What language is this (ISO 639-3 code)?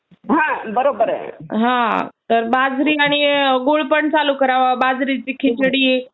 mar